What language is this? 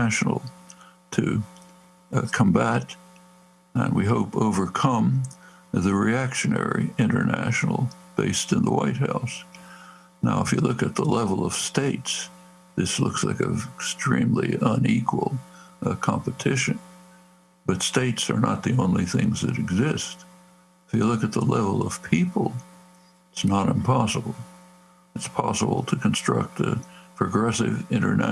English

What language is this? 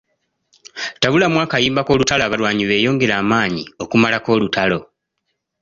Ganda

